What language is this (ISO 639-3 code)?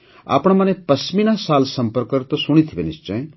ori